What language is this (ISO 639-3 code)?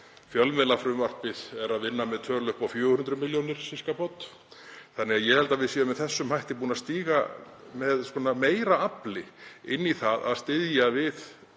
isl